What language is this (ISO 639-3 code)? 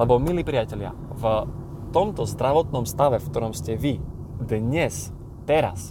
slk